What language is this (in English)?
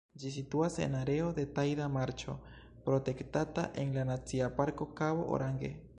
Esperanto